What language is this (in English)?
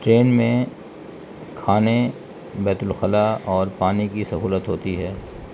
Urdu